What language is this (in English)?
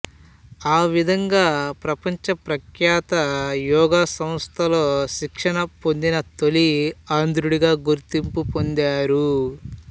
Telugu